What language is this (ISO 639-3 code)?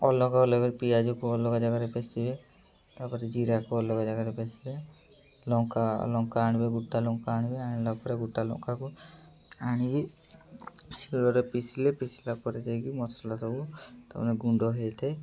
ori